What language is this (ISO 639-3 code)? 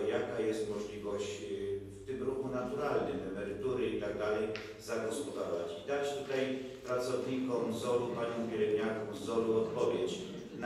pol